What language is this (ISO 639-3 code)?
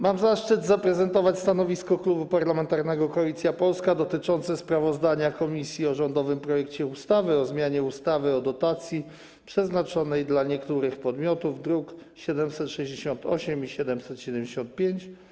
pol